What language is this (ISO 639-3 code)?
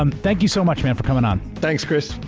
eng